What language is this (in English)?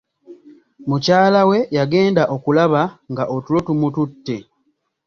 Ganda